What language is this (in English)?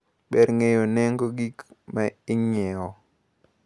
Luo (Kenya and Tanzania)